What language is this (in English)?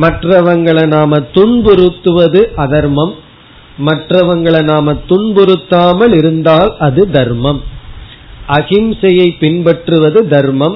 Tamil